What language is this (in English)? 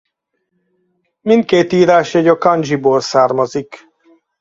Hungarian